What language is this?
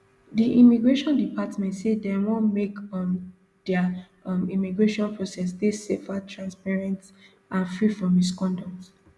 Nigerian Pidgin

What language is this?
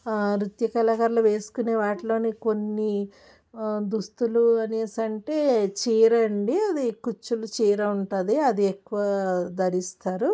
Telugu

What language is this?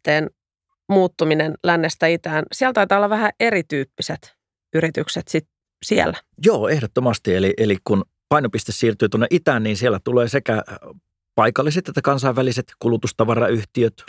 Finnish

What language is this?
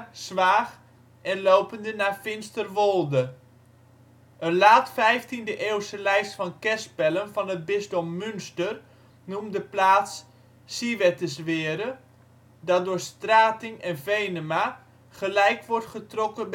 Dutch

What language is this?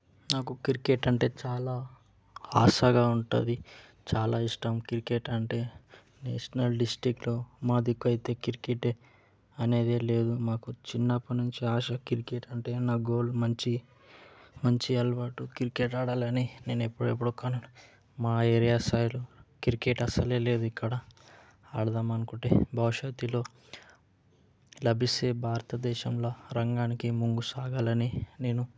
Telugu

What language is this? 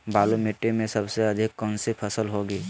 Magahi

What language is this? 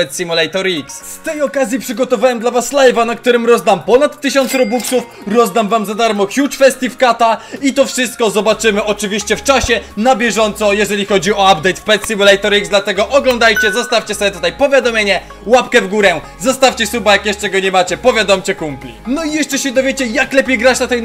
Polish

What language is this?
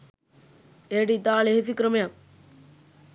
Sinhala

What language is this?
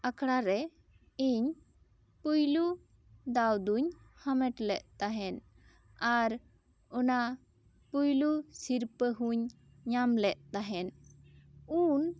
Santali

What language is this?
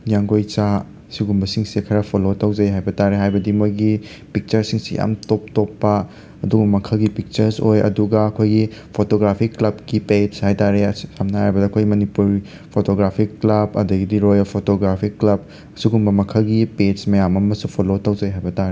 Manipuri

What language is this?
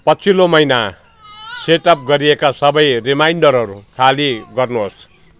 Nepali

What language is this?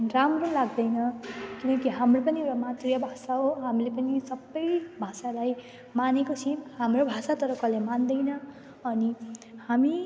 Nepali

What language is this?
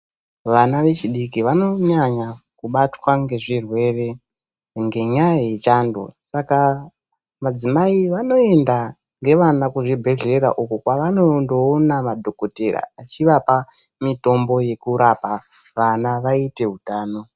Ndau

